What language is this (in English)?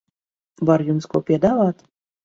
Latvian